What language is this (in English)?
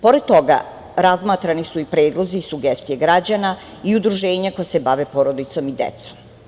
Serbian